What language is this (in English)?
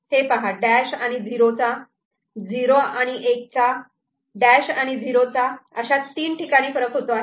Marathi